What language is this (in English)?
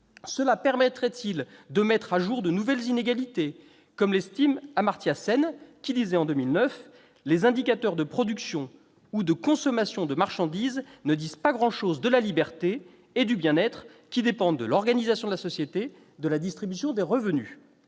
French